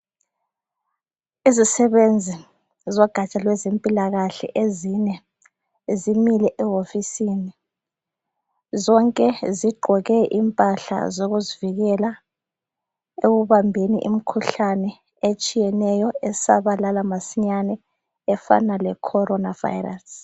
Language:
North Ndebele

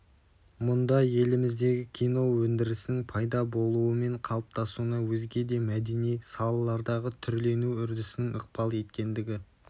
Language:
Kazakh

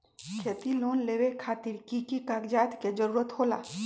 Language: Magahi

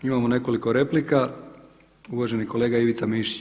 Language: Croatian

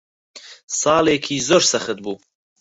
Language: Central Kurdish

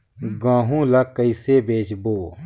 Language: Chhattisgarhi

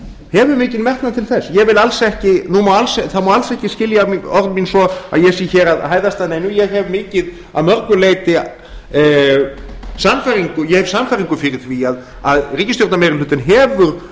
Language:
Icelandic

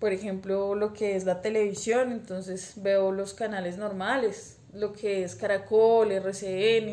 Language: Spanish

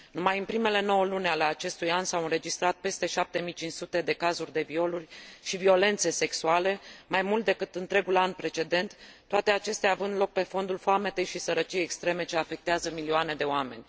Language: Romanian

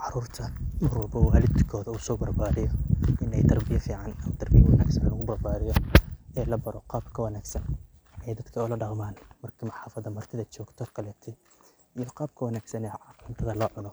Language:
Somali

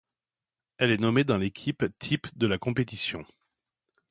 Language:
French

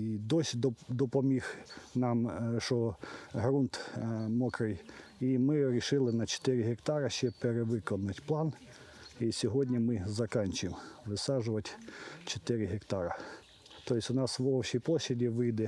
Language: Ukrainian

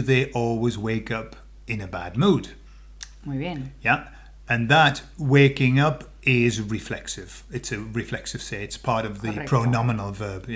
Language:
English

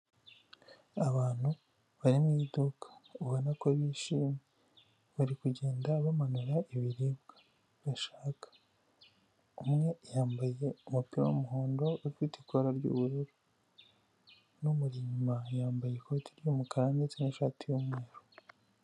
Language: Kinyarwanda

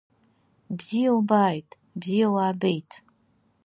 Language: Abkhazian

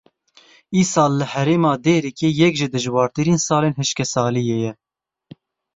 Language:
Kurdish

